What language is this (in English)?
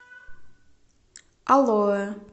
Russian